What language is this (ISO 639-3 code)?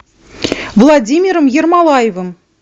rus